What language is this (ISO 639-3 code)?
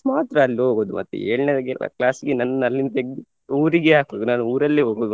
kan